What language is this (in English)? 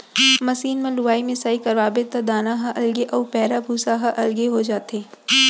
Chhattisgarhi